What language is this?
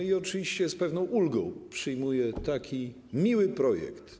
Polish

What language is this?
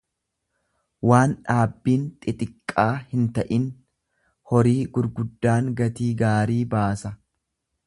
Oromo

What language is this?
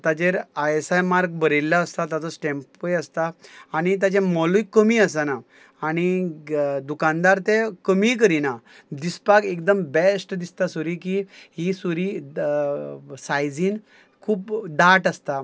Konkani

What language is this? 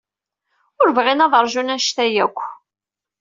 Kabyle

